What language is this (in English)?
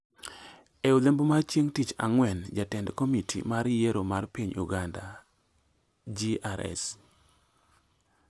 Luo (Kenya and Tanzania)